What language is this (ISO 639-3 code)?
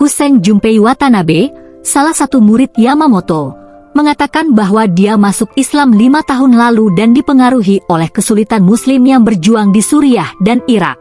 ind